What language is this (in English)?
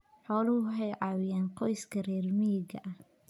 Somali